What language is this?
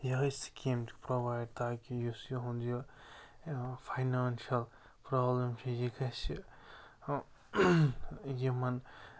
Kashmiri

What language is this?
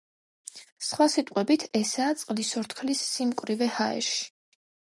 Georgian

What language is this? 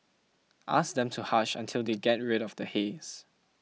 English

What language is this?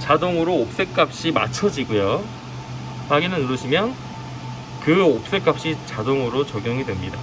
Korean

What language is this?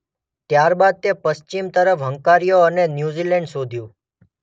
Gujarati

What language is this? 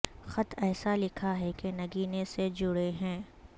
Urdu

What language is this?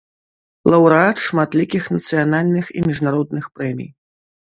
Belarusian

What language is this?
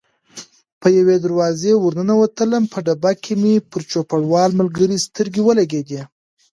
Pashto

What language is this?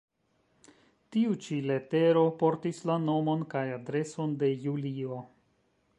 Esperanto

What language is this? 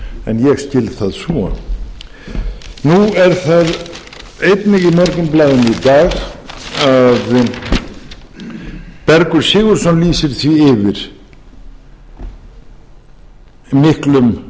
Icelandic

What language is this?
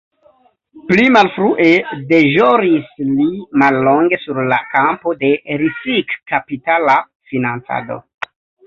Esperanto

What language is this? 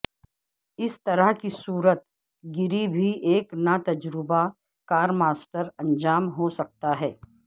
Urdu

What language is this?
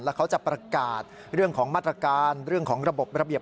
Thai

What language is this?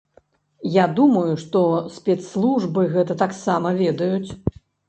Belarusian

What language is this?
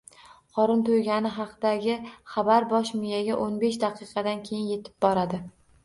Uzbek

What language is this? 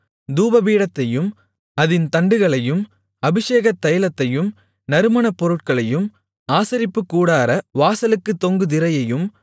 Tamil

